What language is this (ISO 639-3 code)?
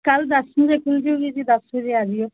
pan